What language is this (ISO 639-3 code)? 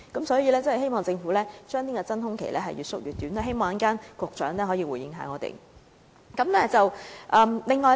yue